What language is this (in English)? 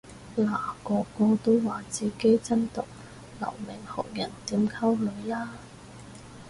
Cantonese